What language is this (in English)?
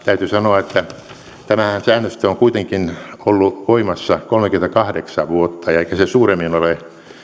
Finnish